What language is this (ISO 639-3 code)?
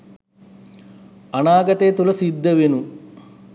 sin